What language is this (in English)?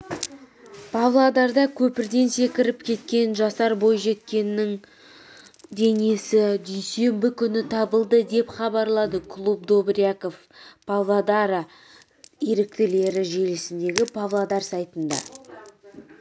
Kazakh